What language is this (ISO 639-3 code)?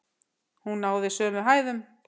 isl